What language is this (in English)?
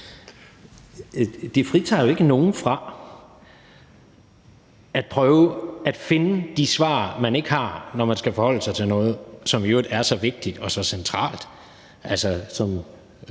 Danish